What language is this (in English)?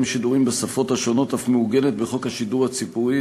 Hebrew